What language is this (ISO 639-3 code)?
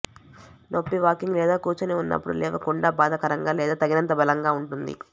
tel